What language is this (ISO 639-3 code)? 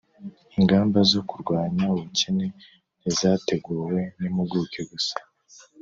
kin